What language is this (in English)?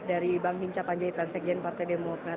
Indonesian